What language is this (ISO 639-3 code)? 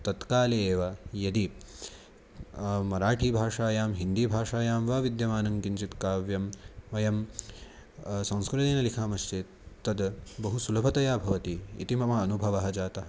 san